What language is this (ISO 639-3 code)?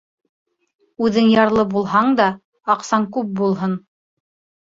bak